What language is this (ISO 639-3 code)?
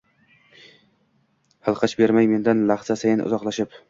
uzb